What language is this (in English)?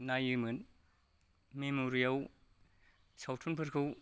Bodo